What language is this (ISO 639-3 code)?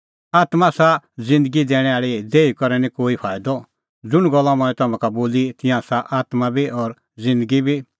kfx